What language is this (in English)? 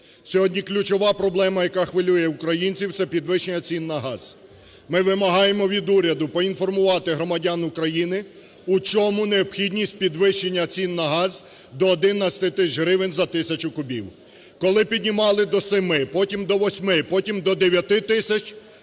Ukrainian